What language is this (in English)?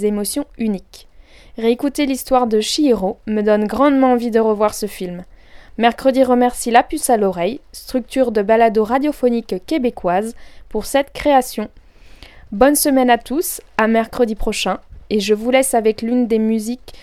French